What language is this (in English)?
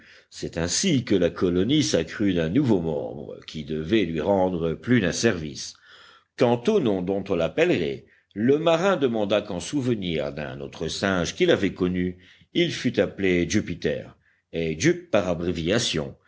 French